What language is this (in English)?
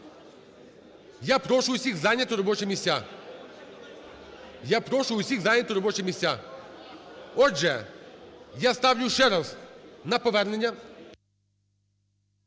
Ukrainian